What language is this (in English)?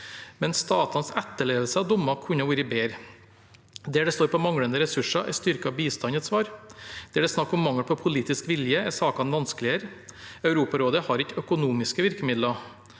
Norwegian